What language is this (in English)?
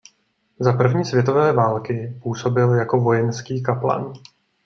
Czech